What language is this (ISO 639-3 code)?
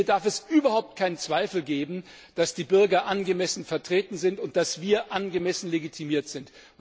deu